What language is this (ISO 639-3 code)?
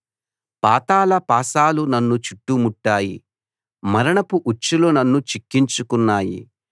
tel